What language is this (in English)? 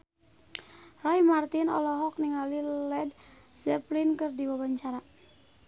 Sundanese